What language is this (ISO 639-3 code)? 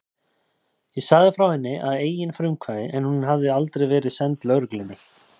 isl